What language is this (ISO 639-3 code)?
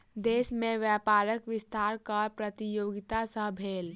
mai